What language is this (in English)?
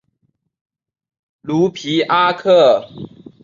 Chinese